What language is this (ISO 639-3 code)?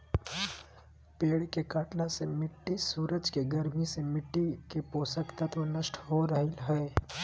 mag